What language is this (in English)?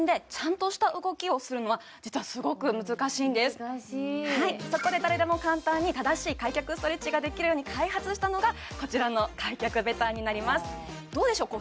Japanese